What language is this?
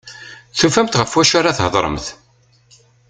Kabyle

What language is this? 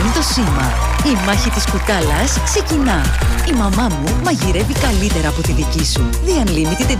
Greek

